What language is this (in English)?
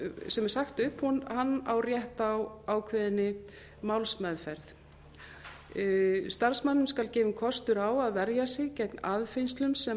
Icelandic